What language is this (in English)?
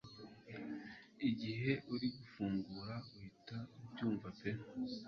Kinyarwanda